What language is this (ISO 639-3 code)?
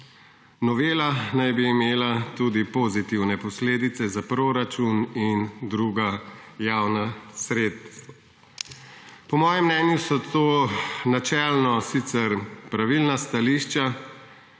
slv